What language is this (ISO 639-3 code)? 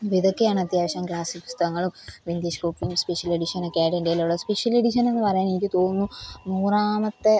mal